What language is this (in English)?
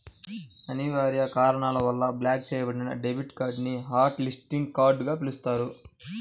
Telugu